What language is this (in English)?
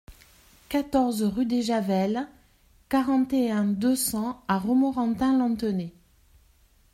French